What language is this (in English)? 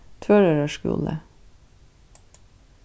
Faroese